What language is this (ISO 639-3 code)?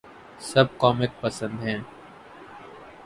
urd